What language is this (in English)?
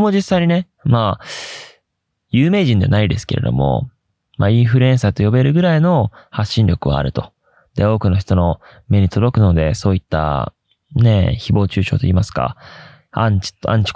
Japanese